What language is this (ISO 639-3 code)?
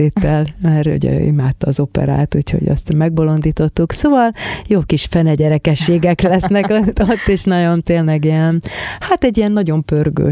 hun